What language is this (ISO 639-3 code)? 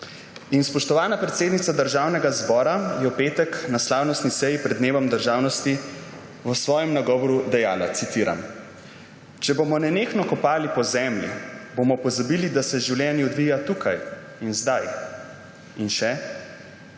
slv